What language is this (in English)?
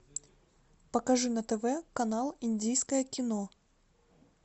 Russian